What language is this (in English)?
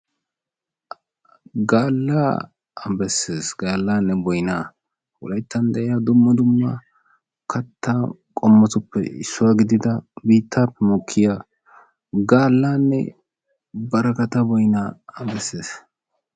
Wolaytta